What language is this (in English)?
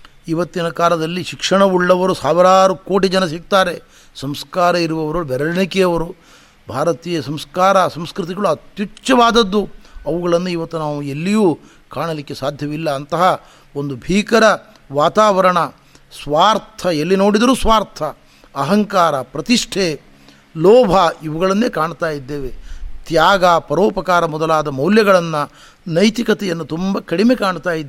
Kannada